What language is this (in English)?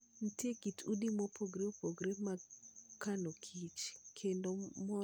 Luo (Kenya and Tanzania)